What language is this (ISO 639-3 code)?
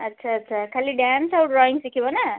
ori